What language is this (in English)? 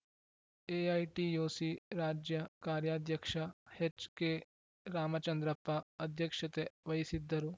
Kannada